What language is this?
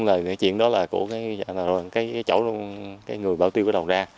Vietnamese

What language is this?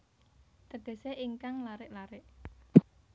Javanese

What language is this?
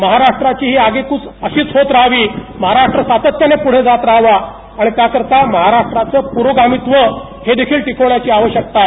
Marathi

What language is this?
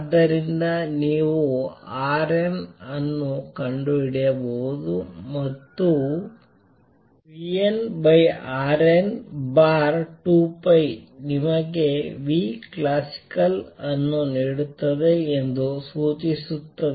Kannada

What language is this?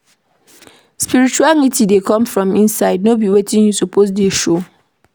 Nigerian Pidgin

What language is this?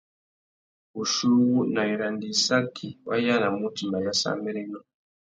Tuki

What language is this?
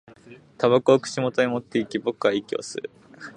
Japanese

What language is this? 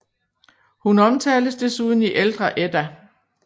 Danish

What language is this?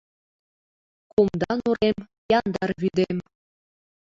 Mari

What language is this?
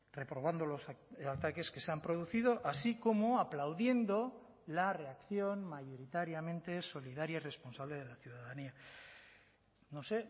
Spanish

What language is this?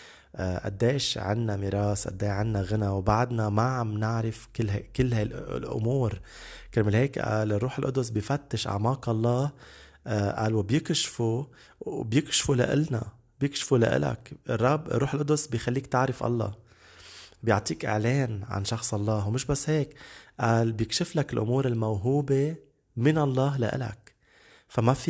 Arabic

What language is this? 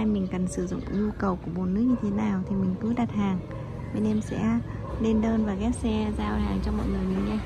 Vietnamese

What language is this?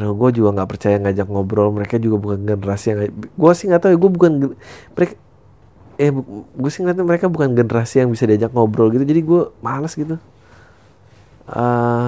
Indonesian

